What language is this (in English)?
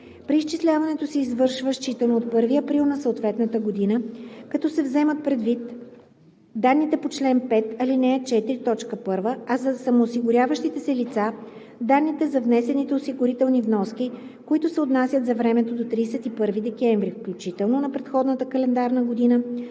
Bulgarian